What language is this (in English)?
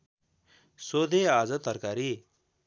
Nepali